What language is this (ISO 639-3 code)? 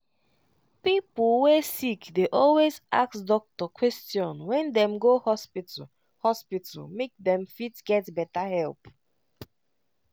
pcm